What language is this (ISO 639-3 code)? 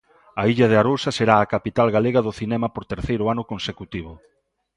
glg